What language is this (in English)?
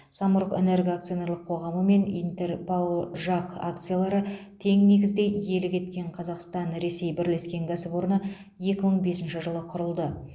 Kazakh